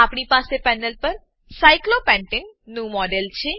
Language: Gujarati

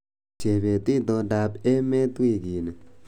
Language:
Kalenjin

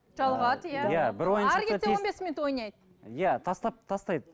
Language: Kazakh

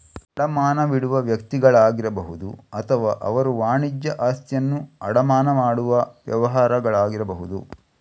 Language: Kannada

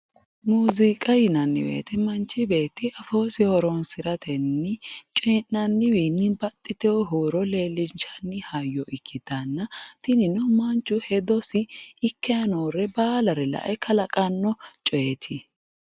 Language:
Sidamo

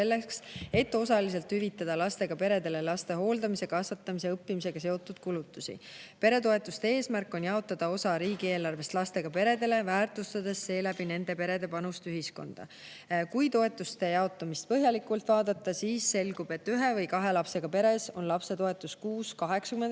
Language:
Estonian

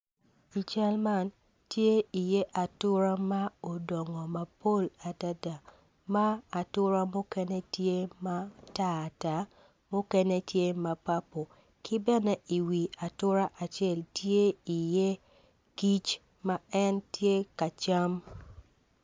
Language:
Acoli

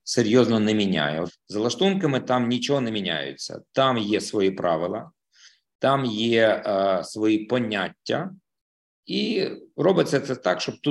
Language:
Ukrainian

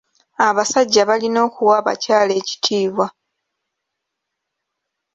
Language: Ganda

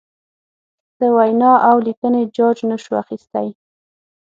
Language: Pashto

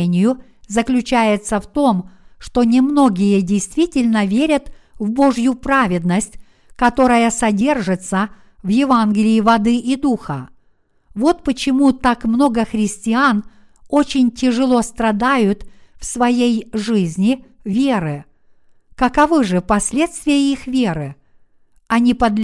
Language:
Russian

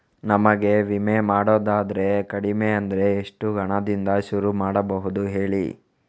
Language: Kannada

